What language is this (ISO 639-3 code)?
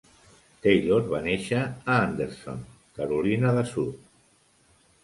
cat